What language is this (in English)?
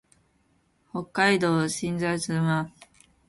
Japanese